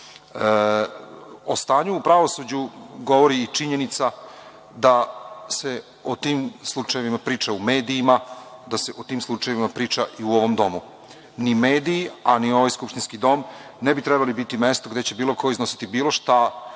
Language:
Serbian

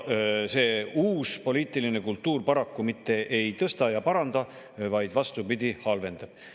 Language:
Estonian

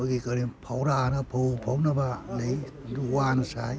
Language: Manipuri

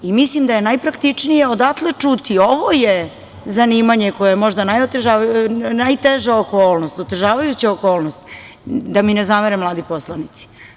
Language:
Serbian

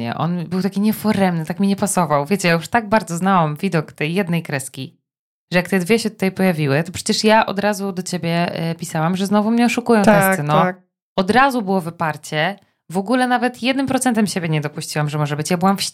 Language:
Polish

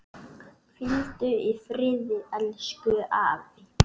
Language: Icelandic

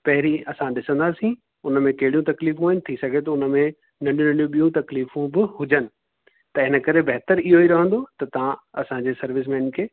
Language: Sindhi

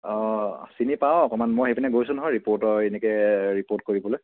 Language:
Assamese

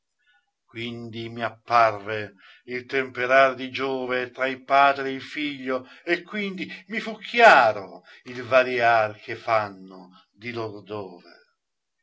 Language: Italian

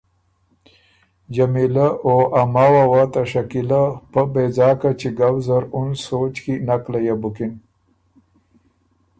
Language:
Ormuri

